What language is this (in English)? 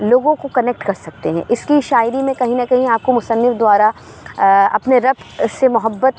Urdu